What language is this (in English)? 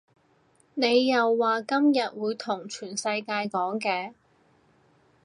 Cantonese